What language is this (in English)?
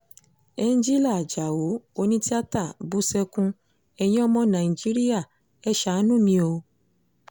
Yoruba